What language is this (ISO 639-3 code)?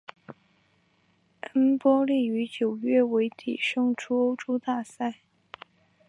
zho